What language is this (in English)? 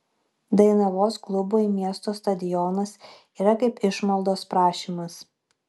Lithuanian